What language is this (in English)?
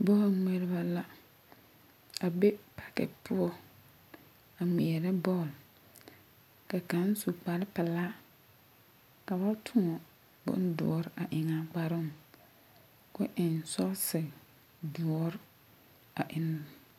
Southern Dagaare